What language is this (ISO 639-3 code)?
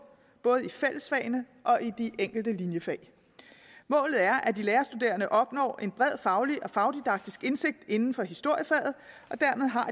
dan